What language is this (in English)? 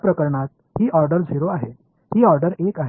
Tamil